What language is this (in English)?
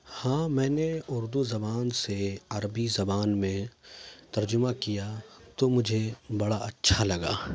Urdu